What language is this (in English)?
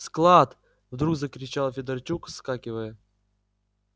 Russian